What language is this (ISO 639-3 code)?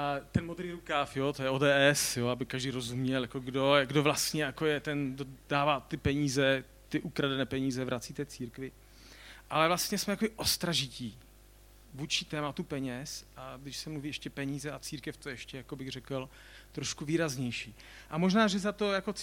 ces